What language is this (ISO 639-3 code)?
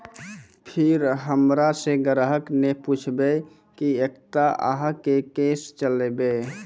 mai